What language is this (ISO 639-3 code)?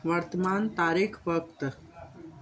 snd